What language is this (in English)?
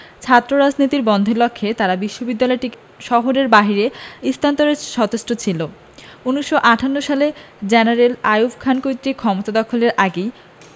Bangla